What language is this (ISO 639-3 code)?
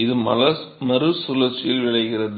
tam